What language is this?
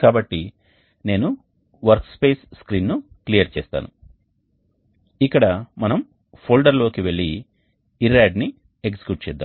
Telugu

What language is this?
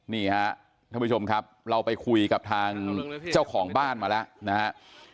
Thai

